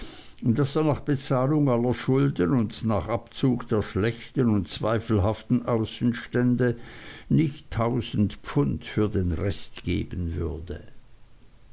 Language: German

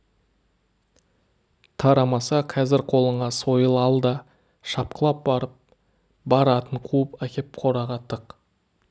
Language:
Kazakh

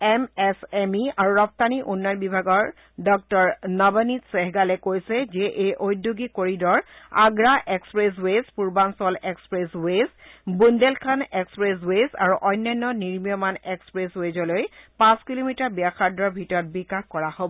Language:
Assamese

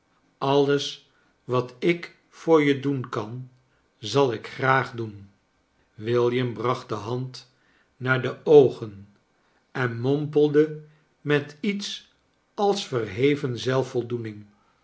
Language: Dutch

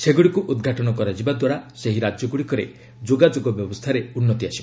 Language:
Odia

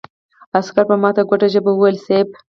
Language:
Pashto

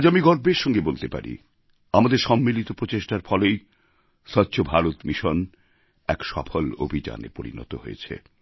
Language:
Bangla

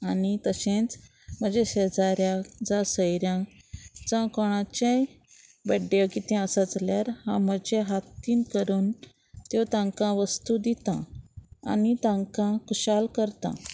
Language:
Konkani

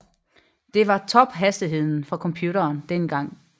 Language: Danish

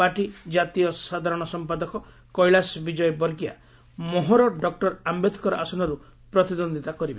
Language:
Odia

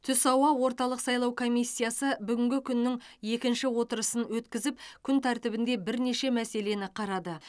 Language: Kazakh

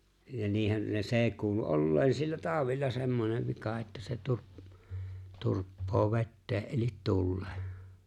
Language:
Finnish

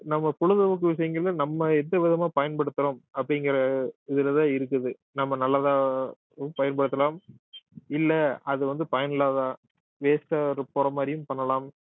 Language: Tamil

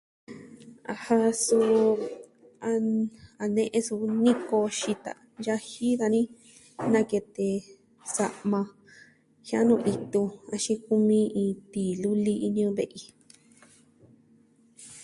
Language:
Southwestern Tlaxiaco Mixtec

